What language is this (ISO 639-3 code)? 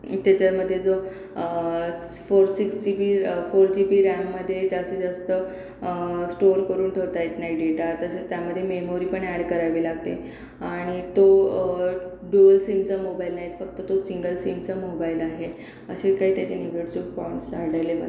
mar